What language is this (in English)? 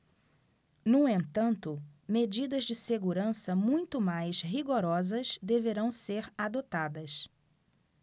Portuguese